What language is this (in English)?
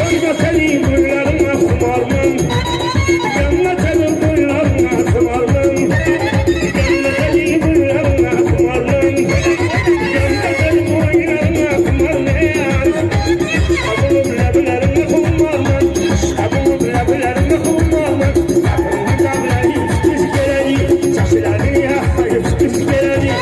Uzbek